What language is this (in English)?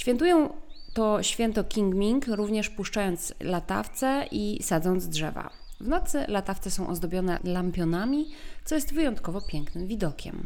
Polish